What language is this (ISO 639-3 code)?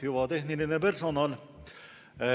est